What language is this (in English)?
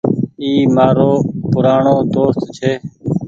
Goaria